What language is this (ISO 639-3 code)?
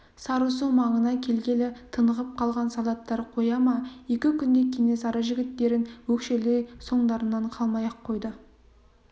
kaz